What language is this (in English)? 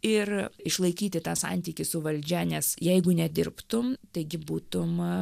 Lithuanian